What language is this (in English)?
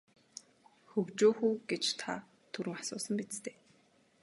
Mongolian